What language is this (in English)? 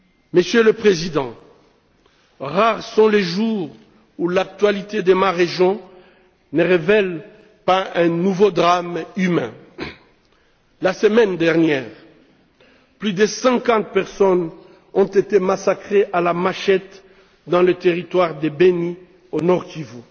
French